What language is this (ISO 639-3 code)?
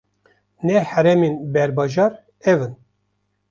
kur